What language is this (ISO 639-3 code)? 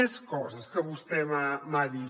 cat